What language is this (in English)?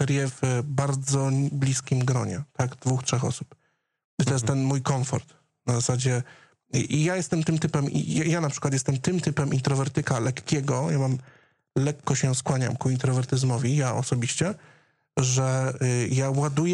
Polish